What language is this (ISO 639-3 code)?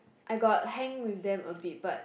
eng